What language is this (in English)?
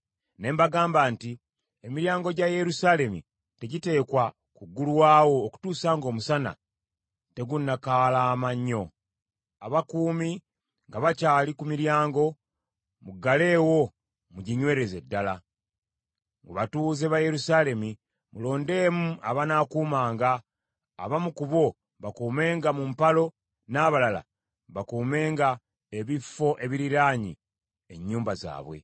Ganda